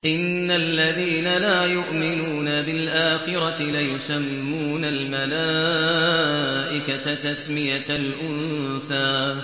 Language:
Arabic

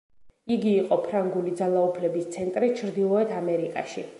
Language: Georgian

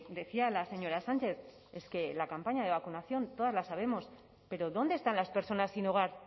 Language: Spanish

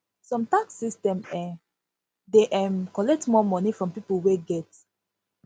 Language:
Nigerian Pidgin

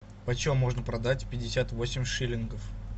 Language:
Russian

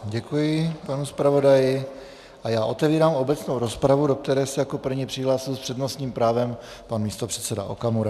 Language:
Czech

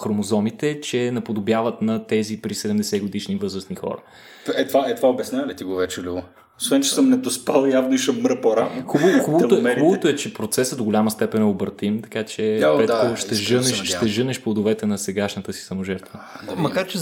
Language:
Bulgarian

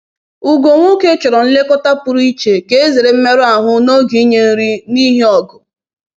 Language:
Igbo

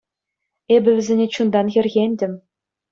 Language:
Chuvash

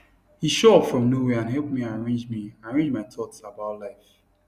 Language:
Nigerian Pidgin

